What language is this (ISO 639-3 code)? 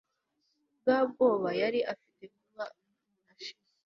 kin